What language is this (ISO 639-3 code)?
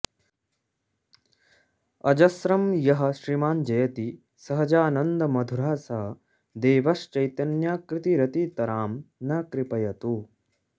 san